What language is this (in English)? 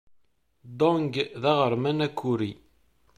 Kabyle